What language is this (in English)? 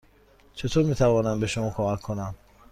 Persian